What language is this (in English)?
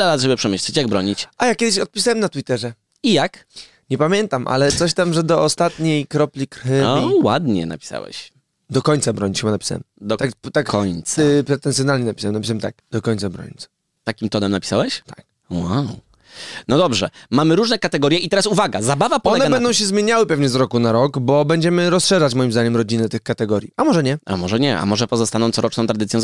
Polish